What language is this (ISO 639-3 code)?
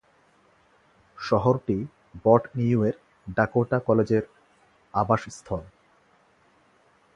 ben